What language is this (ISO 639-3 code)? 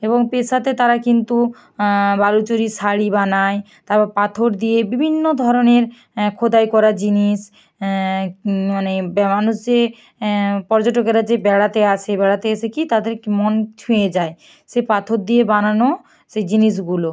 ben